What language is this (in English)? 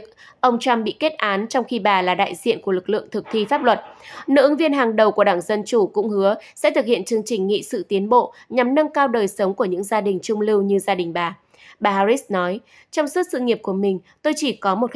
Vietnamese